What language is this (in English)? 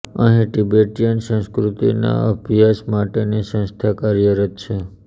Gujarati